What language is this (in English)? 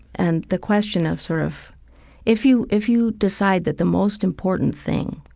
English